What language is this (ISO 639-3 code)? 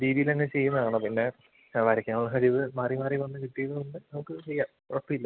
mal